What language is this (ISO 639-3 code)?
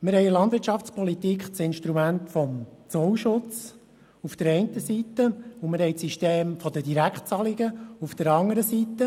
gsw